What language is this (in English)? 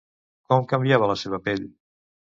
Catalan